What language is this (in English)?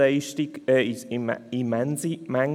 Swiss German